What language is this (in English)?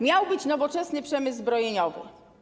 Polish